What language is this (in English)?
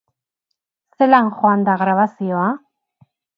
Basque